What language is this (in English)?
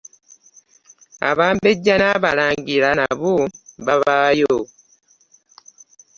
Ganda